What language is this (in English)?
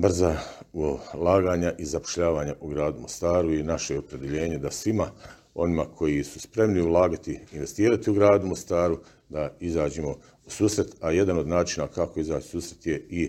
Croatian